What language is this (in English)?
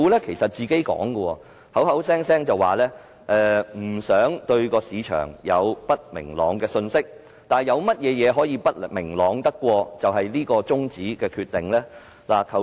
Cantonese